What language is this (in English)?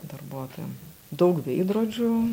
Lithuanian